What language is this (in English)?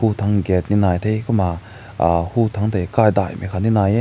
Rongmei Naga